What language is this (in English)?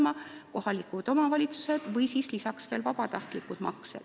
Estonian